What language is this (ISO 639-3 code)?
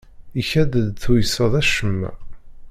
kab